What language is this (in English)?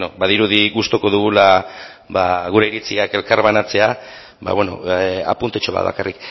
Basque